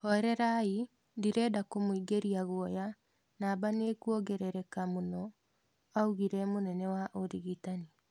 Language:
Kikuyu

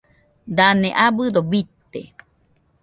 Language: Nüpode Huitoto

